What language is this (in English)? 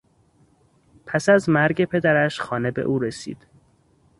Persian